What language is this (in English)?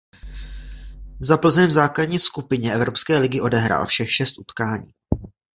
Czech